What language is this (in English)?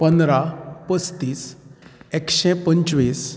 Konkani